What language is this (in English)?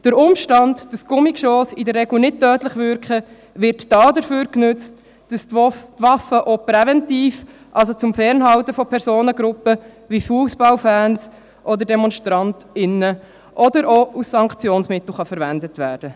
Swiss German